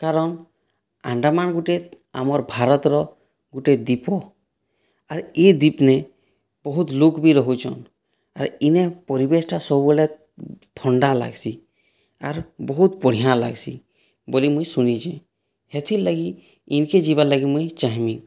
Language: Odia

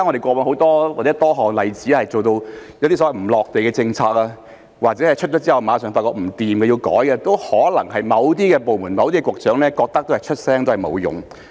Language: Cantonese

